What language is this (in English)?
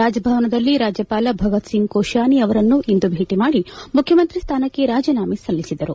Kannada